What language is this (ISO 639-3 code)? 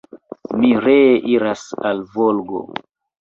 epo